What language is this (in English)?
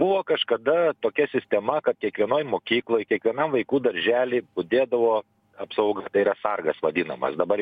Lithuanian